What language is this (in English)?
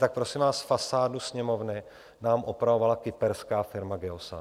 Czech